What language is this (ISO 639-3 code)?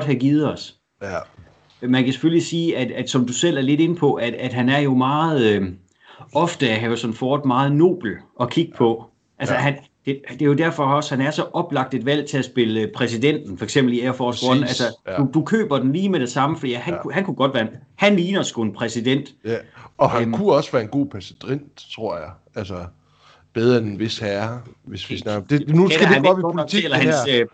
dan